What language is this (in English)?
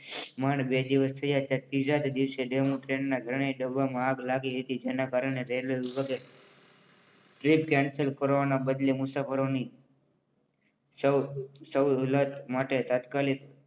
Gujarati